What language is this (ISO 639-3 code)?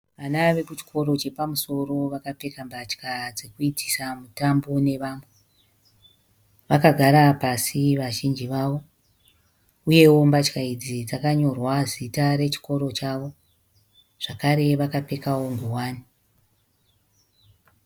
sna